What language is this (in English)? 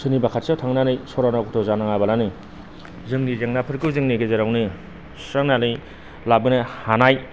Bodo